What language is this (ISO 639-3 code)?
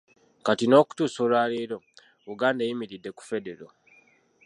lug